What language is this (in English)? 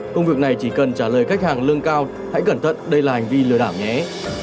Vietnamese